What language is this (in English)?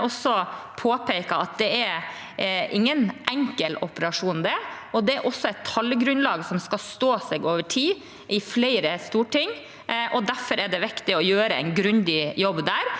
Norwegian